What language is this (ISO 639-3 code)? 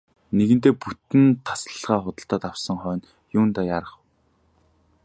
mon